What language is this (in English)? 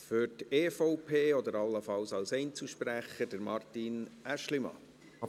Swiss German